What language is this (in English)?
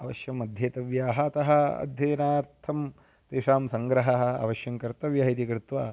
Sanskrit